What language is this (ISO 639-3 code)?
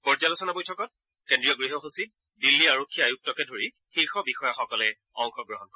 asm